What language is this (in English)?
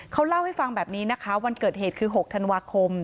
Thai